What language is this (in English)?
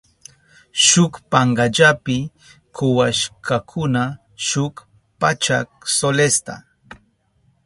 Southern Pastaza Quechua